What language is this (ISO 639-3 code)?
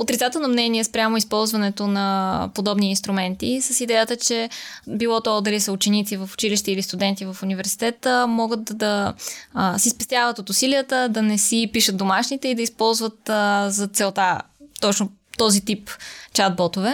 bul